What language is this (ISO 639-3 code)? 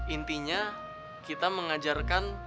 ind